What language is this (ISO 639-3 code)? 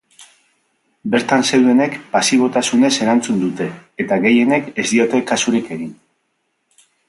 eus